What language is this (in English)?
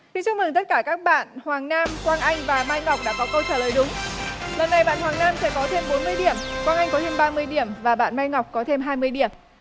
Vietnamese